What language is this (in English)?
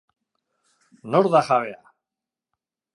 Basque